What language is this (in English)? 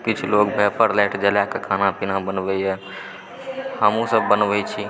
Maithili